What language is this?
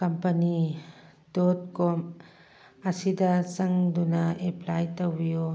Manipuri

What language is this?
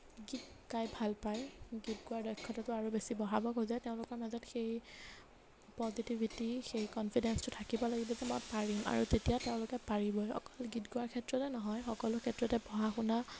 Assamese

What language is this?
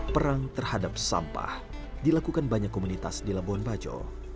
Indonesian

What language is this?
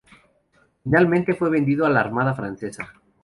Spanish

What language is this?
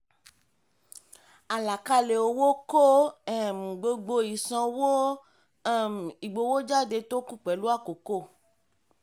Yoruba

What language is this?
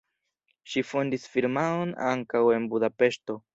Esperanto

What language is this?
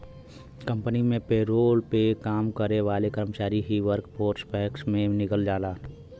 Bhojpuri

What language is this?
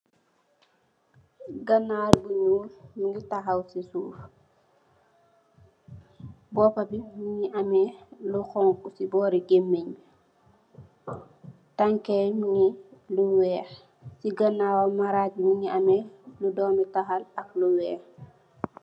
Wolof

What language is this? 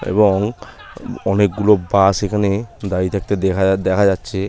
Bangla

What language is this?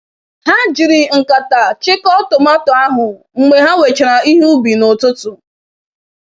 Igbo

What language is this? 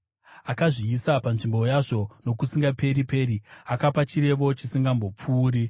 Shona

